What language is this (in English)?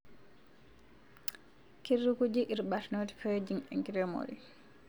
Masai